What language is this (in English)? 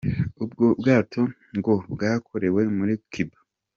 Kinyarwanda